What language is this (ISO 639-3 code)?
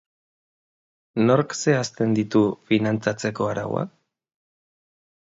eus